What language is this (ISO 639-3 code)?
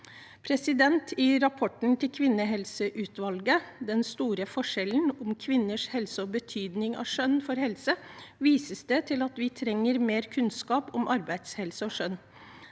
nor